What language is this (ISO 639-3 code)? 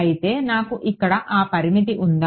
tel